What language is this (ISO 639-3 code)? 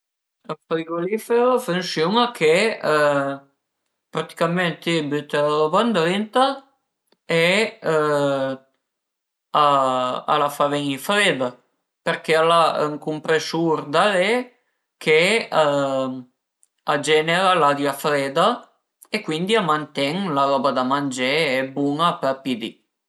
pms